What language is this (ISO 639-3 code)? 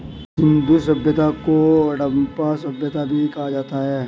hin